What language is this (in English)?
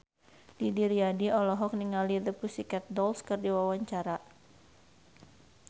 Sundanese